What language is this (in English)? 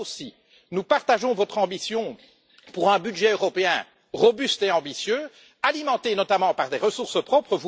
French